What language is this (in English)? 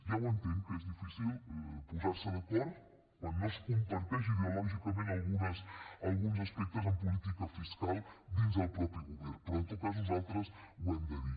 Catalan